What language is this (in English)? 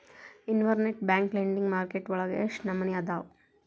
Kannada